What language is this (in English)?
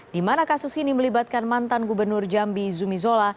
Indonesian